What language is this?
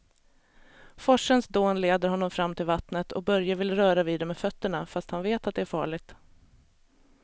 Swedish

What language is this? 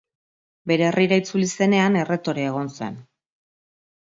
Basque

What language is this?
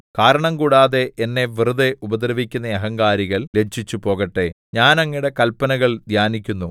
Malayalam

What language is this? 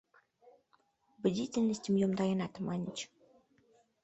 Mari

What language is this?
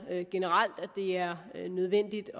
Danish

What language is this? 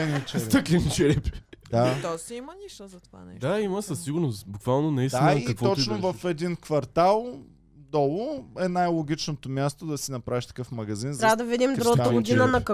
Bulgarian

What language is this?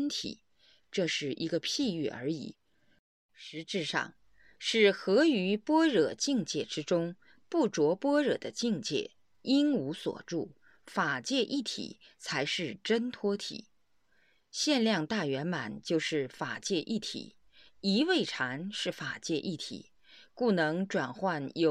Chinese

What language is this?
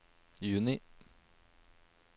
Norwegian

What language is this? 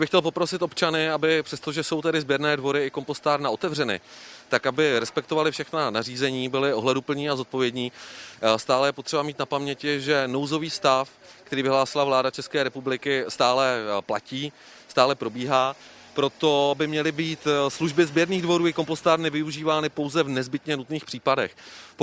Czech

